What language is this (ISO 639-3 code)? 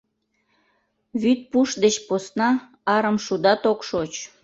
chm